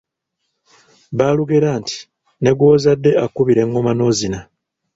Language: Ganda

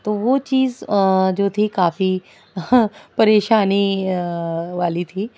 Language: Urdu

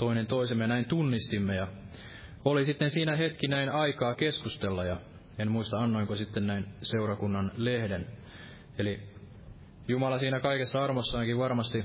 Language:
Finnish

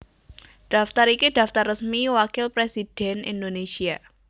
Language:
Javanese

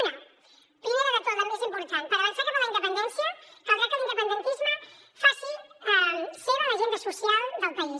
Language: Catalan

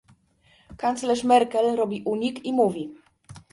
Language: Polish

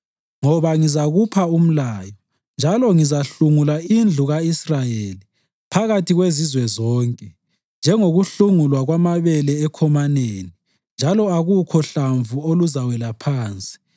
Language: North Ndebele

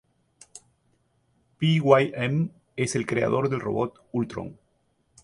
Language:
Spanish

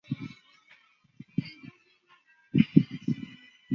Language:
Chinese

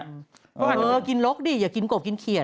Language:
Thai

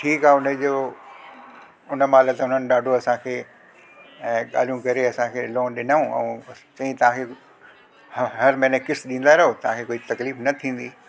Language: Sindhi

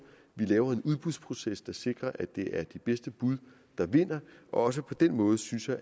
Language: Danish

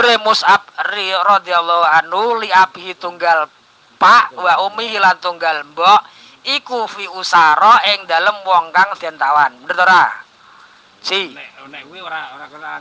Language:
Arabic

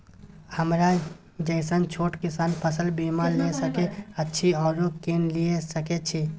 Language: Maithili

